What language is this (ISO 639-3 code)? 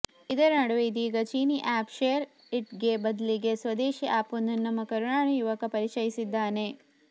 kan